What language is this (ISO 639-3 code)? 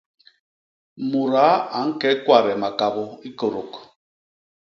bas